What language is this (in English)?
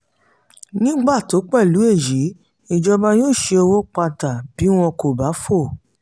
Yoruba